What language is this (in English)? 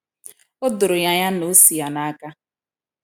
Igbo